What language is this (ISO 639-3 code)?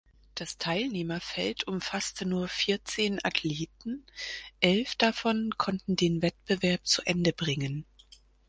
deu